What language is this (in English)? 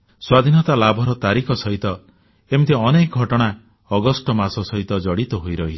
Odia